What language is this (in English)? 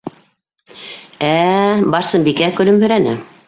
Bashkir